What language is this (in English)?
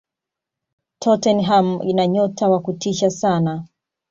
Swahili